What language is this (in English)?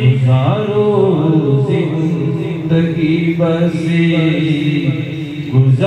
Arabic